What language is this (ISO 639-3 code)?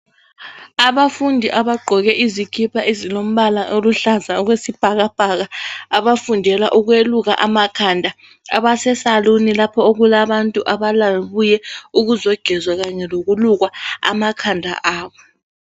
nde